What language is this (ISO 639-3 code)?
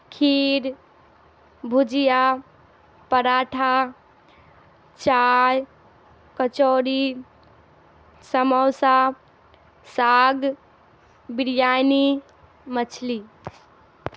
urd